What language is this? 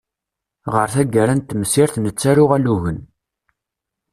Kabyle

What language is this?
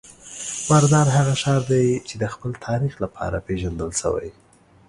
Pashto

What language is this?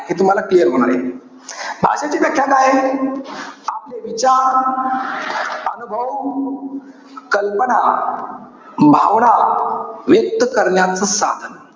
Marathi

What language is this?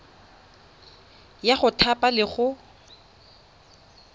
Tswana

